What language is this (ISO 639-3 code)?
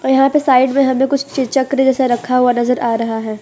hin